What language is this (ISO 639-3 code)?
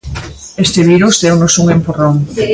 glg